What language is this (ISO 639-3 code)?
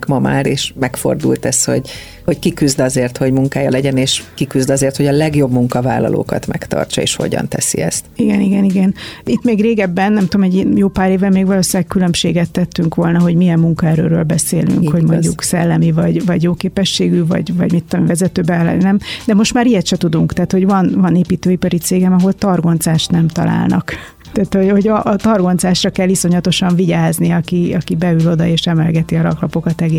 hun